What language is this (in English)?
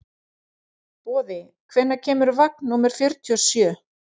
Icelandic